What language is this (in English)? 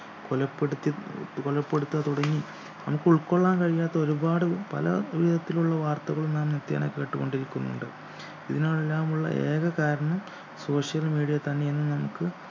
Malayalam